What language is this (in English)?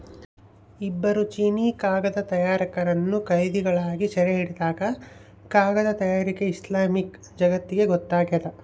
Kannada